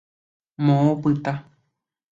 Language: Guarani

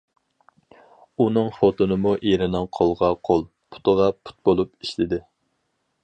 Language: Uyghur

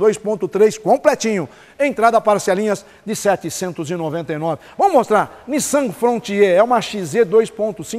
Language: Portuguese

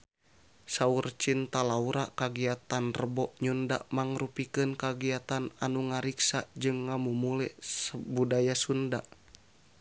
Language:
Sundanese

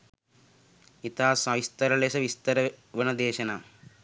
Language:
Sinhala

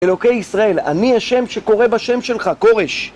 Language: Hebrew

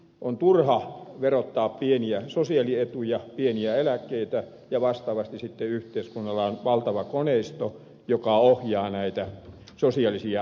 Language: Finnish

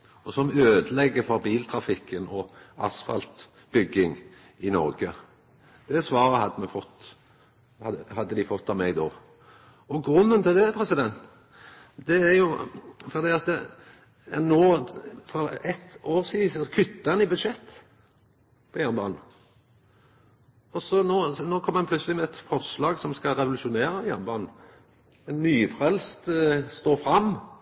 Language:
Norwegian Nynorsk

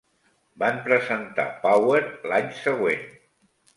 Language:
Catalan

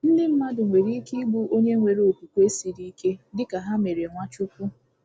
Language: Igbo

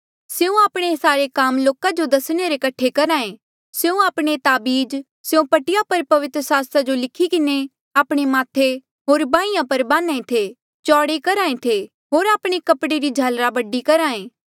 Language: Mandeali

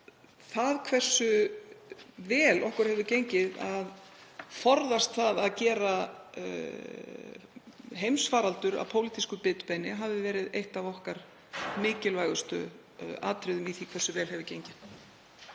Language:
Icelandic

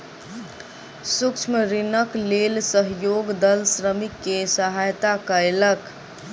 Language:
Maithili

